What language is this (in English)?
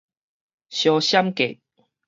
Min Nan Chinese